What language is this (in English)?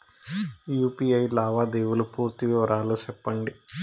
Telugu